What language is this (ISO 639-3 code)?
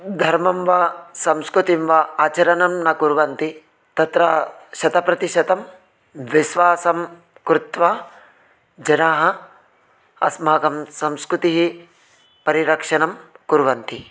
san